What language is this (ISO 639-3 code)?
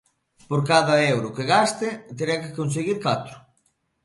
glg